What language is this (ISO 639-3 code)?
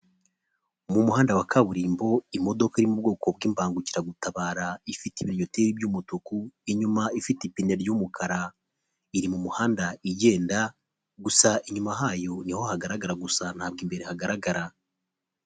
kin